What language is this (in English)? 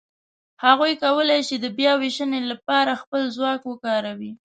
Pashto